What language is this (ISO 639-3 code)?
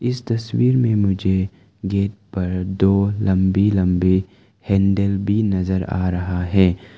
hin